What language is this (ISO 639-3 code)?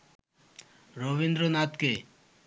ben